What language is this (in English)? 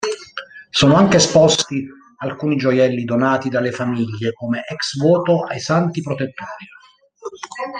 Italian